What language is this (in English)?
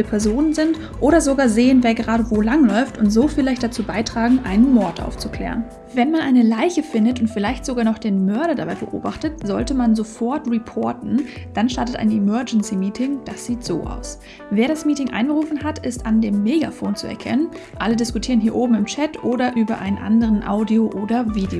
German